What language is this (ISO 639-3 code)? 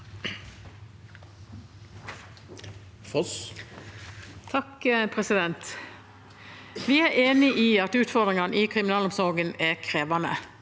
nor